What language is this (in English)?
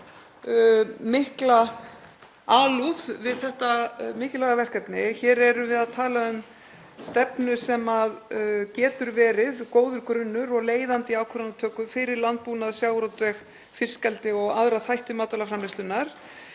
Icelandic